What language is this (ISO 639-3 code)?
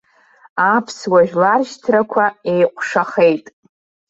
abk